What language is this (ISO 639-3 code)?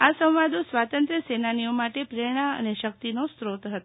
guj